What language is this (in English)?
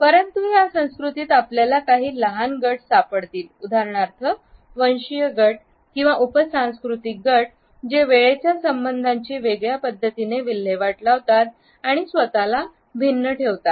Marathi